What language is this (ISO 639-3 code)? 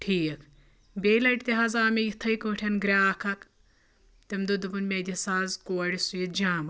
kas